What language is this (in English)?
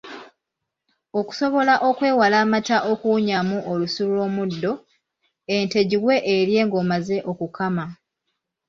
Ganda